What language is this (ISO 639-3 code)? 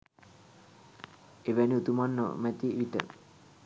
sin